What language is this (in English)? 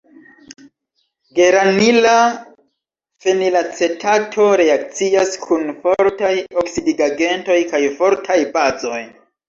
Esperanto